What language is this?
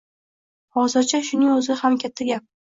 Uzbek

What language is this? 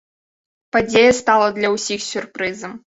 Belarusian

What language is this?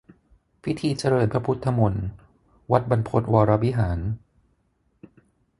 Thai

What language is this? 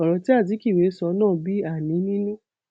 Yoruba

